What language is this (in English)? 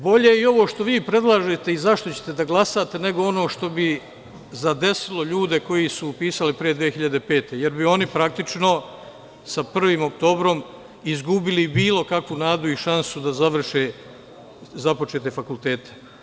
Serbian